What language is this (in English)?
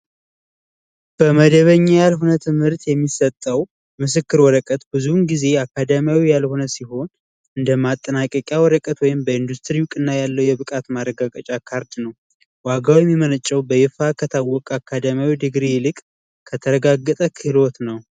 Amharic